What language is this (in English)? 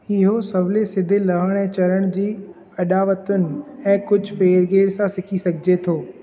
Sindhi